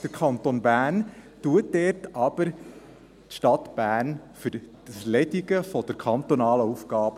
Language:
Swiss German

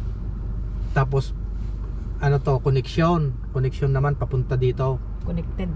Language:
Filipino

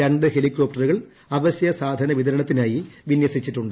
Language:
Malayalam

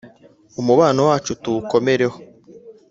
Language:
Kinyarwanda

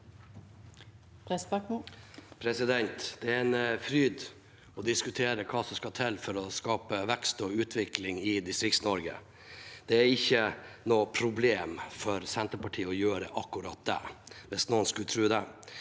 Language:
Norwegian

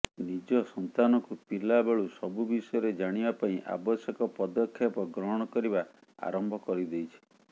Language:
Odia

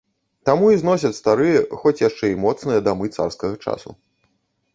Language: Belarusian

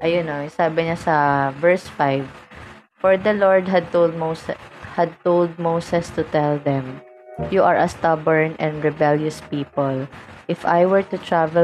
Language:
Filipino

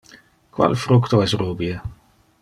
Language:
Interlingua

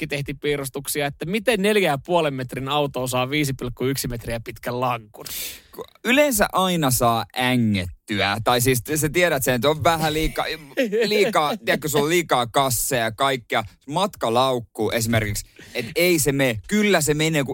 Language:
Finnish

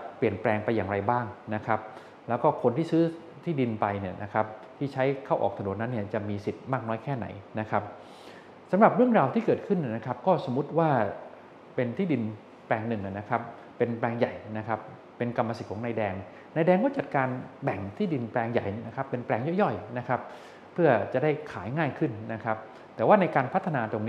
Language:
Thai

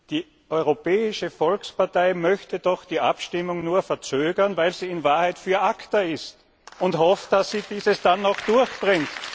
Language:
German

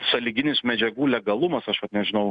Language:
Lithuanian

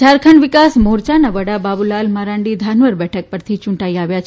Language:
Gujarati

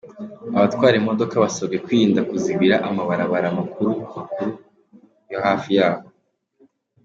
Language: Kinyarwanda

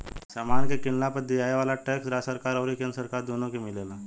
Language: Bhojpuri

